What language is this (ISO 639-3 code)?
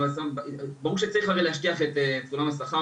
heb